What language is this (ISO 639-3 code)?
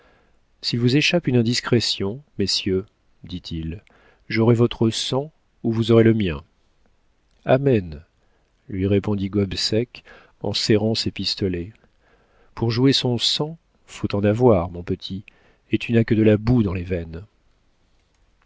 fra